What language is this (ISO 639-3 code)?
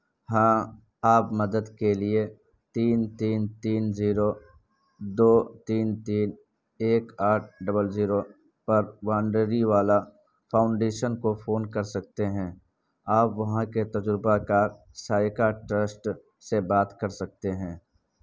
urd